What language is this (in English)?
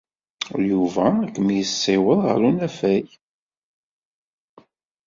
Kabyle